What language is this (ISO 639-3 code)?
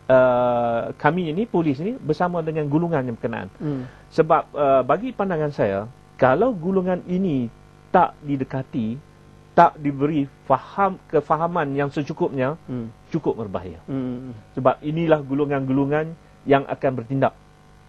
msa